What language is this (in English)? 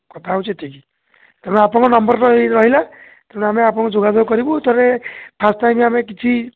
Odia